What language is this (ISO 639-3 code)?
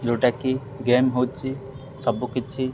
ori